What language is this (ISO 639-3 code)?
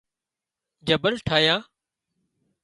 kxp